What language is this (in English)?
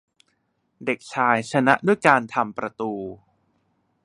Thai